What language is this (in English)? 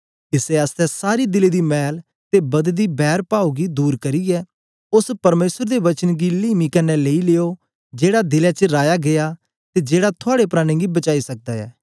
Dogri